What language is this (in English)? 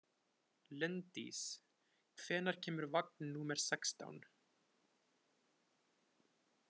Icelandic